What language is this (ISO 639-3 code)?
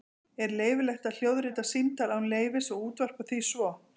isl